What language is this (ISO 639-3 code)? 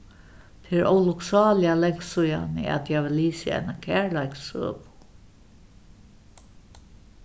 fao